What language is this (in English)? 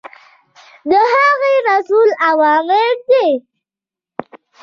Pashto